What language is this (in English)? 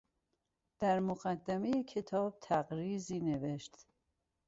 Persian